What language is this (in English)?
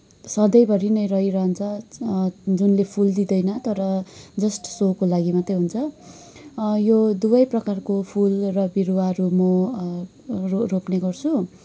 Nepali